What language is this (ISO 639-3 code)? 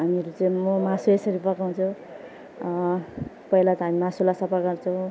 nep